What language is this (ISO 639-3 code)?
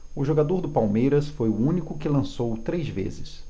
por